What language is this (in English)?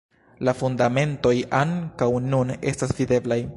Esperanto